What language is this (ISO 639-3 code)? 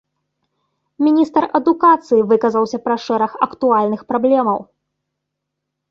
bel